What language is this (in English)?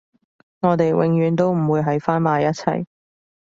Cantonese